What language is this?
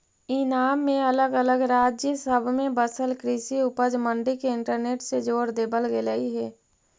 Magahi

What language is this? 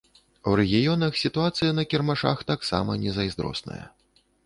Belarusian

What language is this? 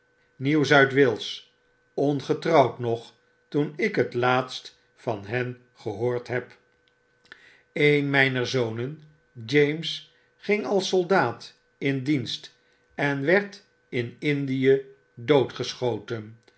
Dutch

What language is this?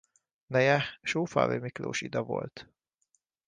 Hungarian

